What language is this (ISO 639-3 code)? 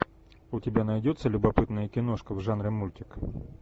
rus